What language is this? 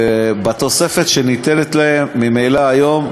Hebrew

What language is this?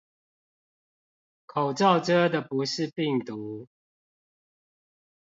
Chinese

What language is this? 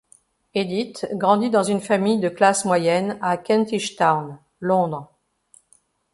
French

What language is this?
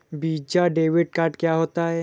Hindi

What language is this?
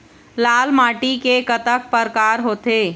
Chhattisgarhi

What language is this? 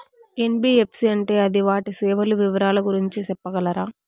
Telugu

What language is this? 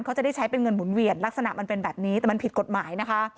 Thai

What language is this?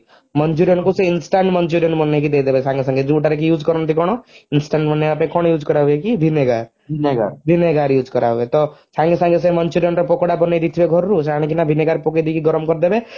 Odia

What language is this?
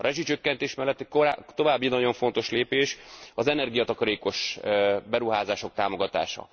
Hungarian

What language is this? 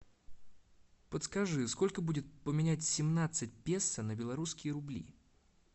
Russian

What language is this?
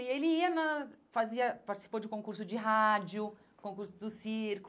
Portuguese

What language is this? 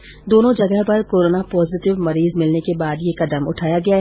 Hindi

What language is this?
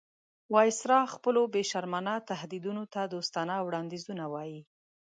Pashto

